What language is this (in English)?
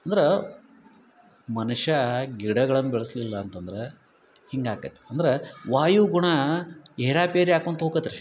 Kannada